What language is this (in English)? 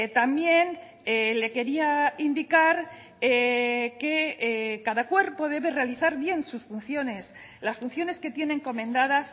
Spanish